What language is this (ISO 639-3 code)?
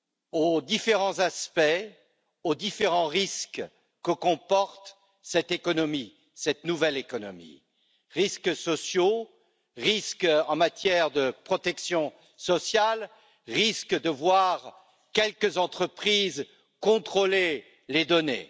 fra